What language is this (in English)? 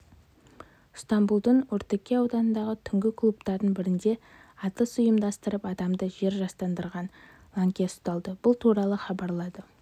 Kazakh